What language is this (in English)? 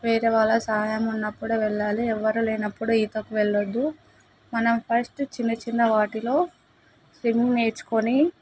Telugu